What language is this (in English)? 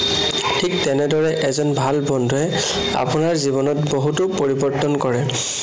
Assamese